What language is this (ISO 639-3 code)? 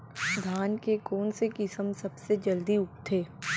hne